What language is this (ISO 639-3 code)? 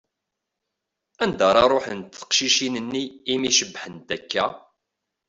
kab